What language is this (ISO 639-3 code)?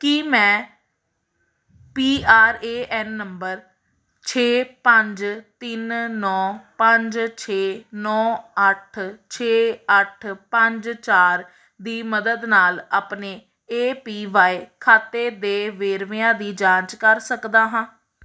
pan